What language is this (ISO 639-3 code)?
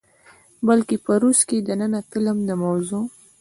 pus